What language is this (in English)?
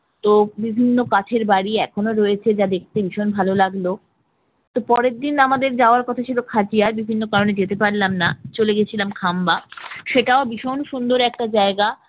Bangla